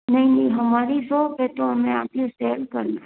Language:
Hindi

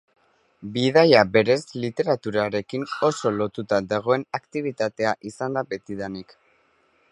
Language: Basque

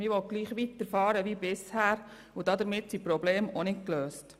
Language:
Swiss German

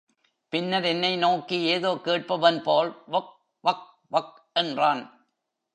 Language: Tamil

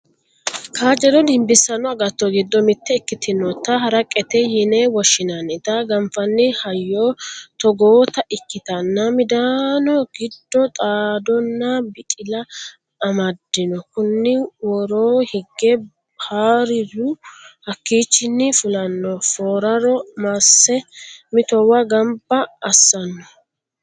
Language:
Sidamo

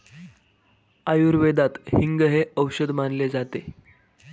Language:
Marathi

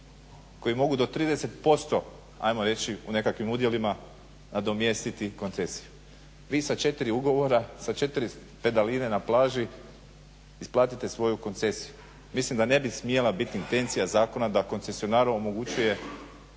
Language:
Croatian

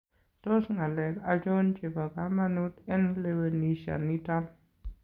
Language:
Kalenjin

